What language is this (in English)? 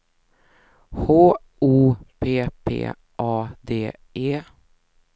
Swedish